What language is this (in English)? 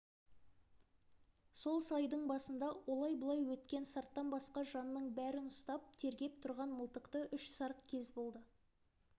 Kazakh